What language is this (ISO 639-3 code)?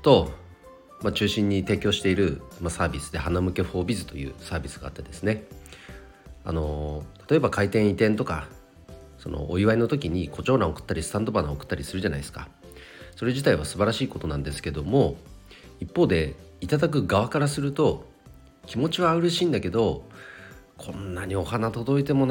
jpn